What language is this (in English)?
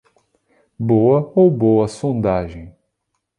Portuguese